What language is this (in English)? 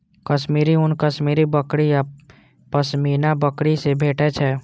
Maithili